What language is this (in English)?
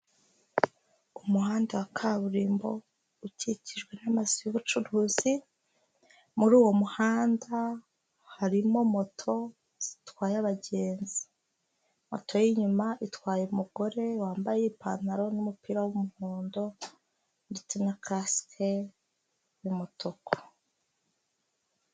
Kinyarwanda